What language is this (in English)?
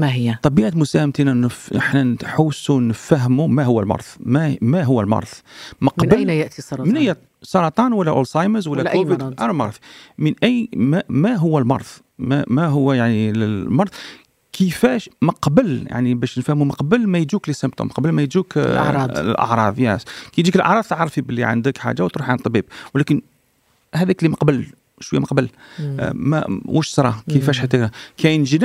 Arabic